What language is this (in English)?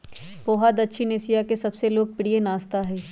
Magahi